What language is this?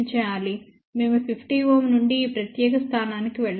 Telugu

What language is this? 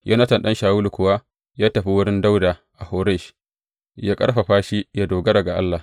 Hausa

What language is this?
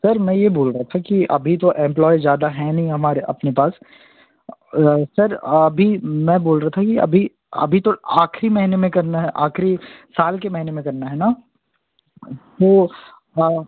Hindi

